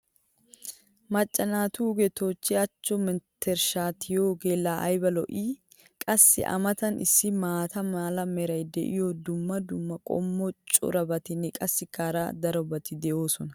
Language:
Wolaytta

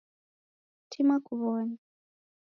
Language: Taita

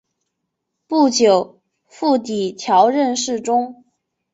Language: Chinese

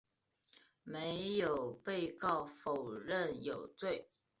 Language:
Chinese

